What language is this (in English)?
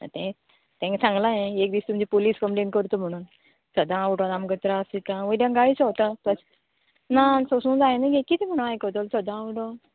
Konkani